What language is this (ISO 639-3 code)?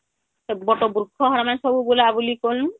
ori